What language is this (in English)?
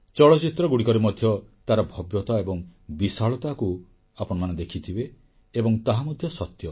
Odia